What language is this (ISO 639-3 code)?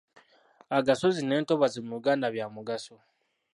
lug